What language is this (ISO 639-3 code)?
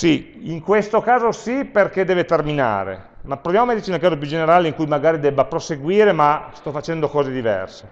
ita